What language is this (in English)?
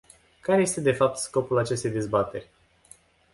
Romanian